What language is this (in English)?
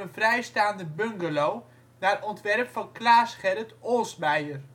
Dutch